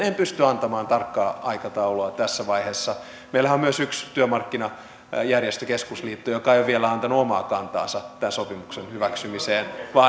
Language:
Finnish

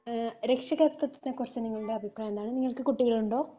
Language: Malayalam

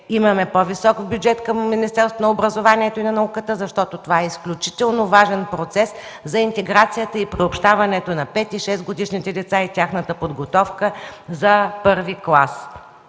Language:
Bulgarian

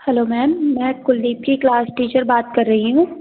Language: Hindi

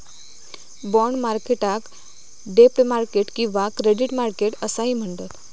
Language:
Marathi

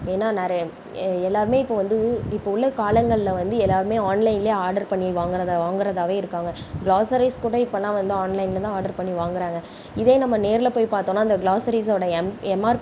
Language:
Tamil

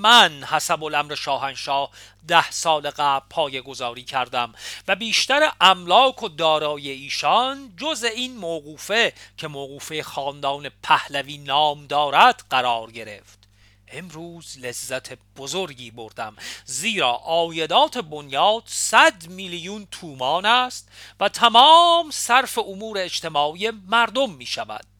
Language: Persian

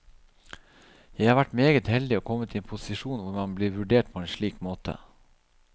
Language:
Norwegian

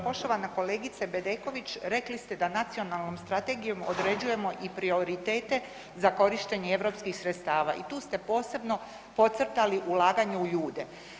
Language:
Croatian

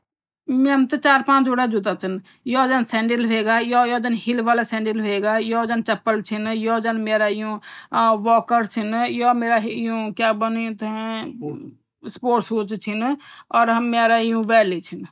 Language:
Garhwali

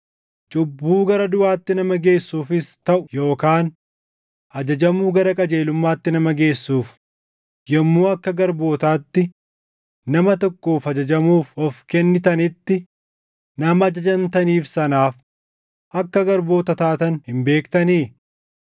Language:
Oromo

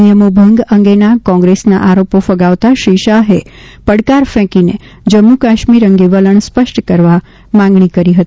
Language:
Gujarati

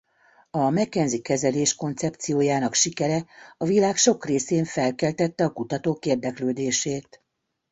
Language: Hungarian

